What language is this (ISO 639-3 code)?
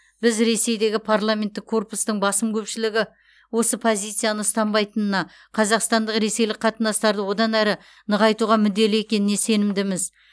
kaz